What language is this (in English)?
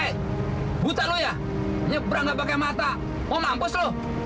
Indonesian